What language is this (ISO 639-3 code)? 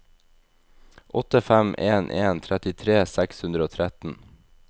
nor